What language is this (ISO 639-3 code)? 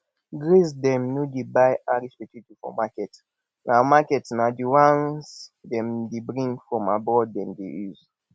pcm